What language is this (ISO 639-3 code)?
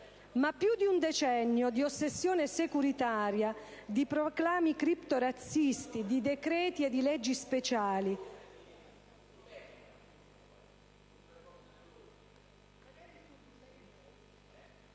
ita